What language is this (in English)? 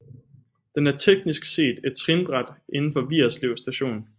Danish